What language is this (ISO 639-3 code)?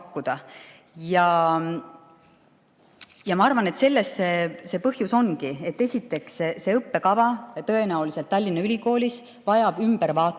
est